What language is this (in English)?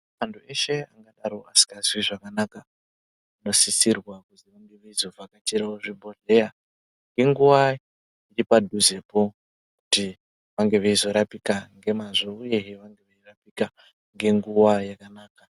Ndau